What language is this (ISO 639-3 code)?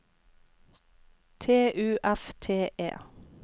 nor